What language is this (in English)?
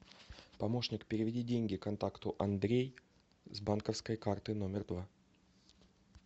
Russian